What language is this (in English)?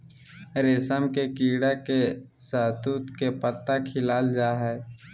Magahi